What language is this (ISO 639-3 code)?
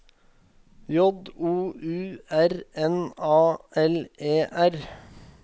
nor